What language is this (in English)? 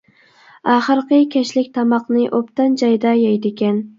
Uyghur